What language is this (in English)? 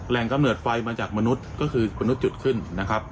Thai